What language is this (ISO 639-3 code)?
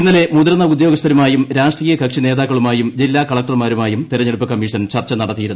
mal